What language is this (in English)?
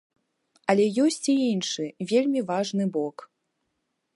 Belarusian